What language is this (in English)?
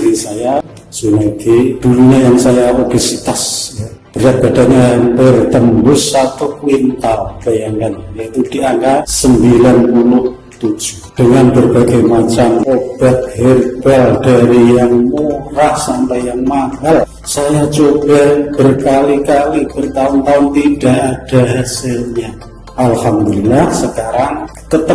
Indonesian